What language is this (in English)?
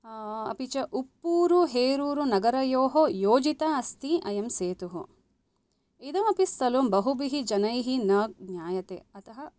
Sanskrit